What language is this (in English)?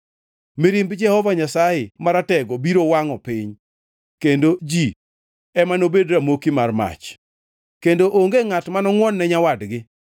Luo (Kenya and Tanzania)